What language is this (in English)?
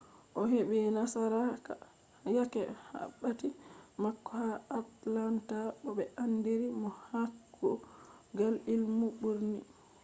Fula